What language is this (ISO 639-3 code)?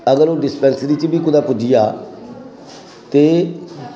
doi